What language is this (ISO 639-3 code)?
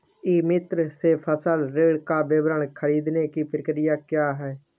hin